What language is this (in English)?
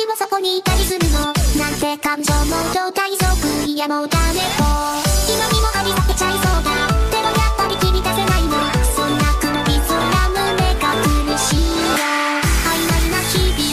Polish